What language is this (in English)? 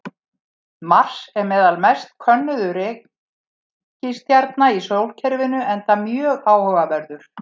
Icelandic